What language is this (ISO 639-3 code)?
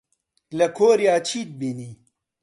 ckb